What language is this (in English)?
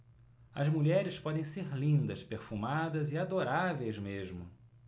Portuguese